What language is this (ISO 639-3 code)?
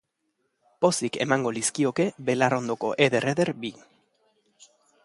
eus